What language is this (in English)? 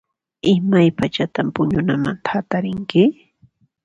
Puno Quechua